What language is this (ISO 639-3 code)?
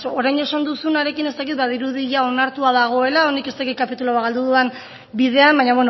eus